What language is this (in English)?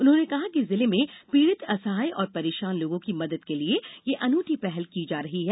Hindi